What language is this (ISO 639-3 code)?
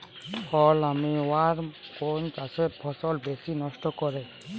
ben